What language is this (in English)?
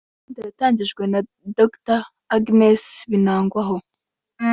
Kinyarwanda